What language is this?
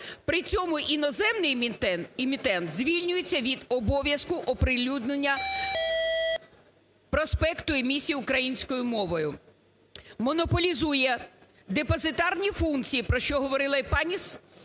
Ukrainian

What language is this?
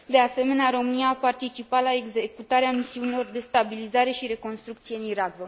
Romanian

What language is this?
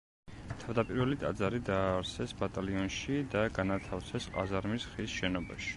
Georgian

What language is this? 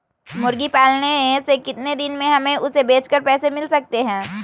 Magahi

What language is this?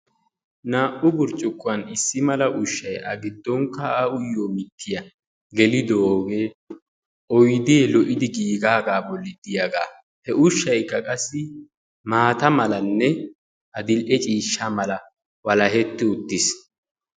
Wolaytta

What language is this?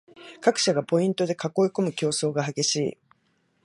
Japanese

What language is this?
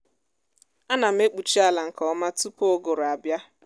Igbo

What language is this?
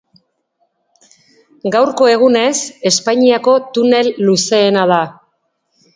Basque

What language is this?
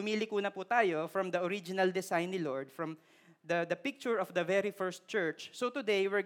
Filipino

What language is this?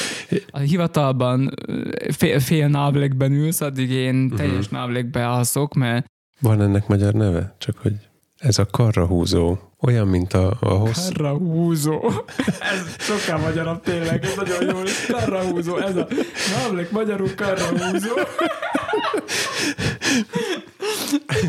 Hungarian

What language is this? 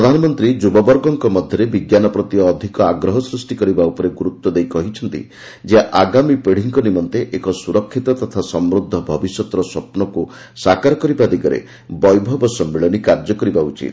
Odia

